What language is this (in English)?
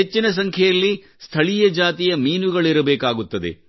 Kannada